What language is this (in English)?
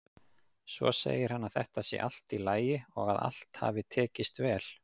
Icelandic